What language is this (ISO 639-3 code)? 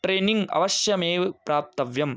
san